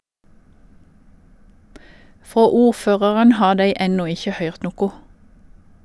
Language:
Norwegian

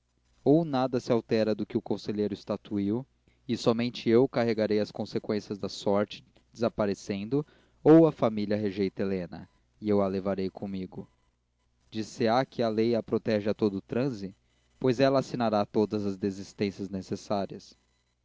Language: Portuguese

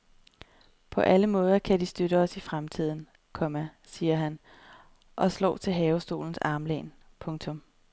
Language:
Danish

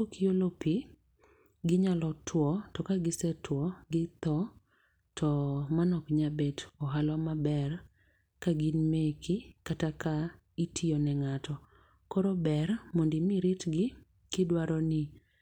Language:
Luo (Kenya and Tanzania)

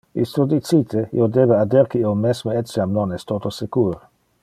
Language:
Interlingua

